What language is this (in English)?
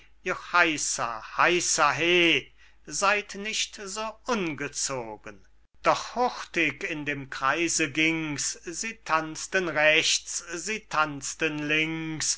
German